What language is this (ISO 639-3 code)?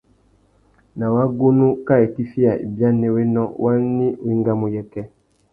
bag